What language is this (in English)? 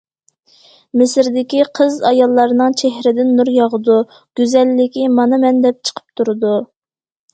Uyghur